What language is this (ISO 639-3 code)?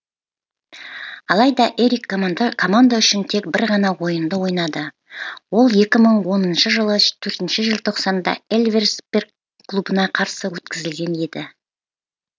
kaz